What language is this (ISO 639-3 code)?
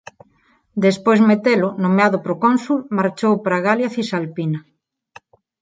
glg